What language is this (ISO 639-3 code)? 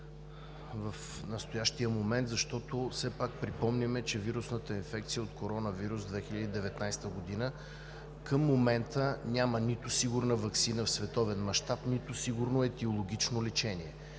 bul